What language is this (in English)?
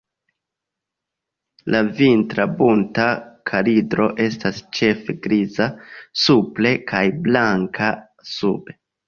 Esperanto